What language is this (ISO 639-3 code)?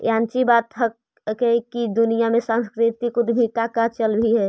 mag